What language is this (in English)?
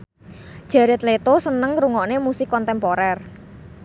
Javanese